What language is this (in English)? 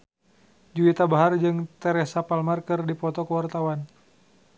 Sundanese